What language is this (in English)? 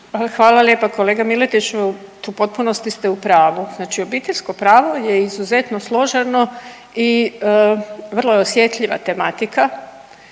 Croatian